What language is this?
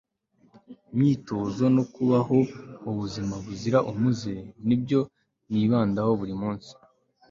Kinyarwanda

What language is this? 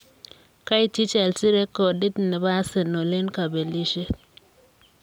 Kalenjin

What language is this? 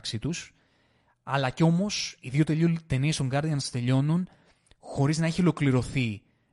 Greek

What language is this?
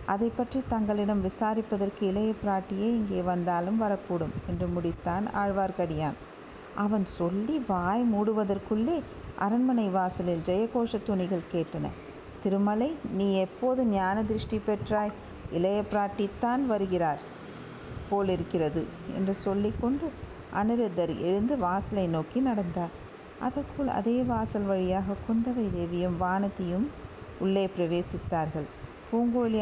Tamil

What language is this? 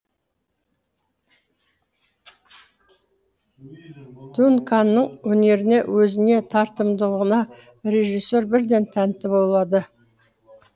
Kazakh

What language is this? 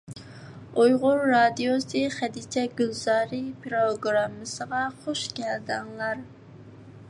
Uyghur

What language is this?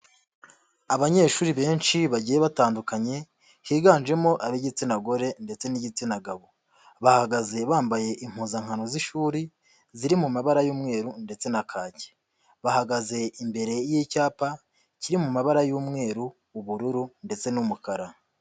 Kinyarwanda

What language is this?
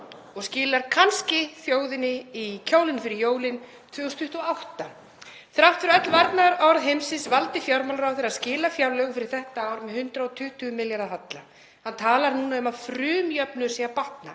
Icelandic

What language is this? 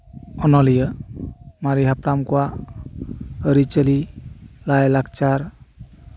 Santali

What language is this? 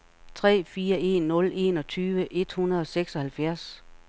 Danish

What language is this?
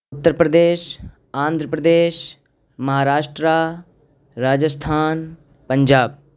Urdu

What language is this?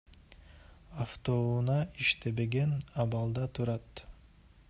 Kyrgyz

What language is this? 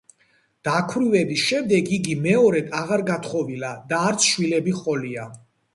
Georgian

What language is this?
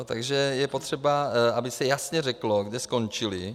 Czech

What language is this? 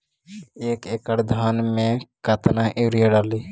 Magahi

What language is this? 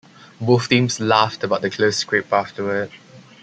English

